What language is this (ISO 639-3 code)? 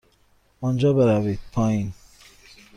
fas